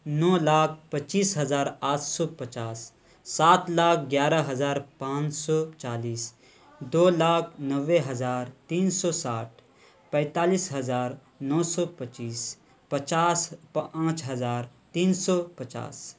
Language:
Urdu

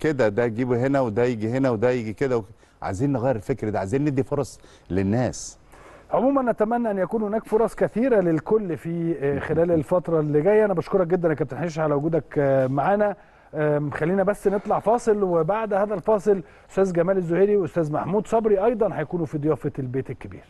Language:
Arabic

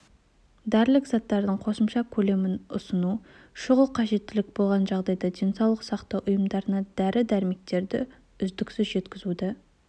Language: Kazakh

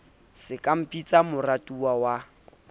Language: Southern Sotho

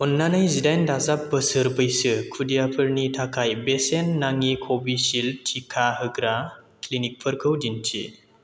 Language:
Bodo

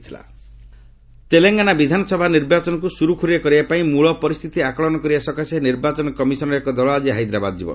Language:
Odia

